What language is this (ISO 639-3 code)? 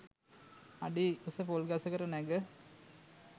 sin